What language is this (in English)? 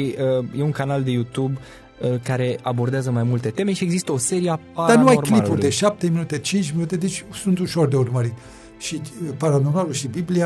Romanian